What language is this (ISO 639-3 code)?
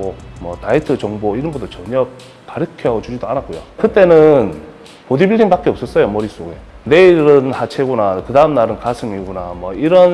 kor